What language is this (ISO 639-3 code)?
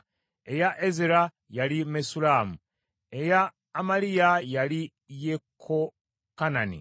lug